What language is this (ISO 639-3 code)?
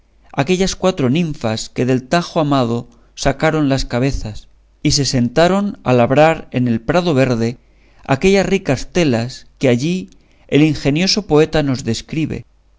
spa